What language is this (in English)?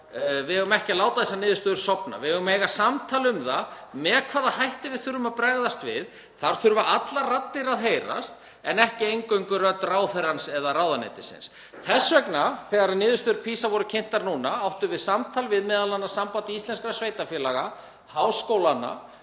Icelandic